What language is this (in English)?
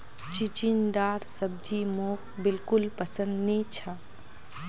Magahi